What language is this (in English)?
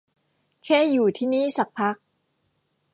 Thai